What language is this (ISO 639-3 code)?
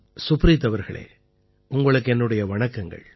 tam